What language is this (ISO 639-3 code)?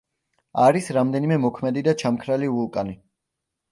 kat